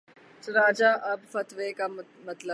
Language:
Urdu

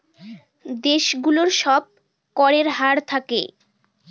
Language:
Bangla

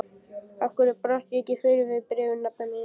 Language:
Icelandic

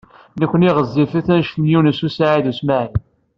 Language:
Kabyle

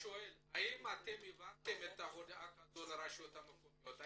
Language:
Hebrew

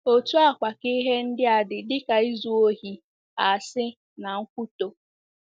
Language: Igbo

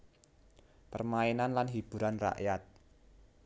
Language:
Javanese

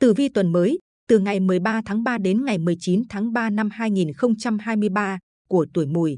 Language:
Vietnamese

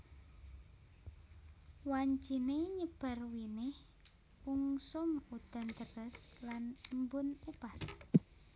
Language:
Javanese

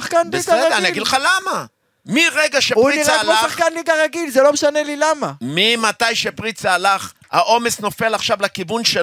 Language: Hebrew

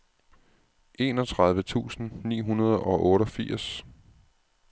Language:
Danish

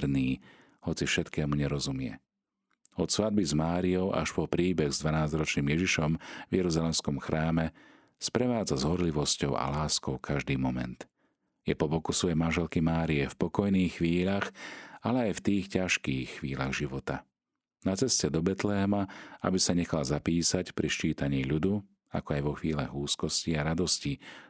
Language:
Slovak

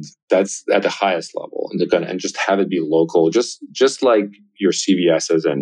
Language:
English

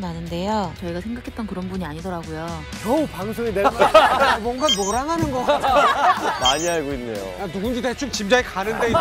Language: Korean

